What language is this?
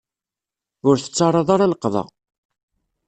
Kabyle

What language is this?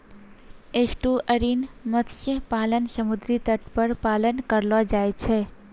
Maithili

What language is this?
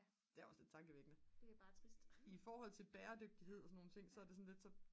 Danish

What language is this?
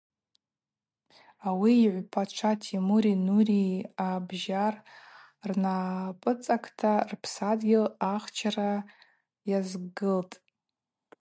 Abaza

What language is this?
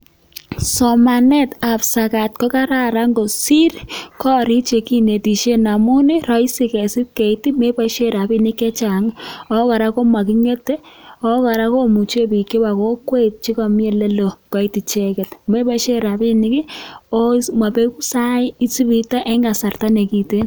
Kalenjin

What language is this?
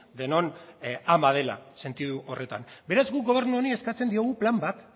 Basque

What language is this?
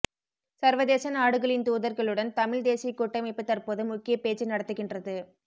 Tamil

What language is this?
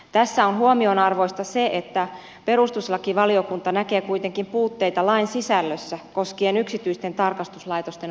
Finnish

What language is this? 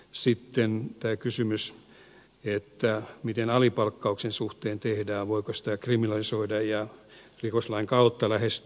Finnish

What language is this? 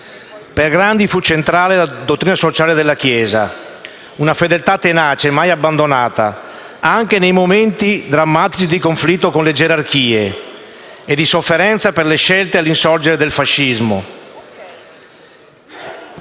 Italian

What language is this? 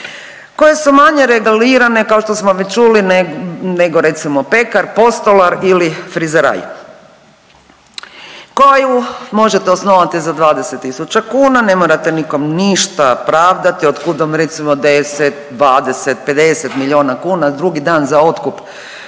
Croatian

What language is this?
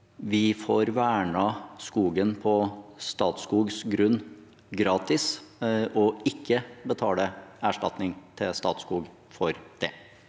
Norwegian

